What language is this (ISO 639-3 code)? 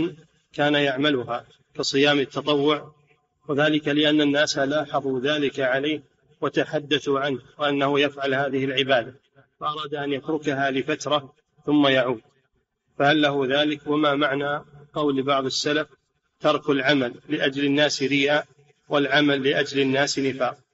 ara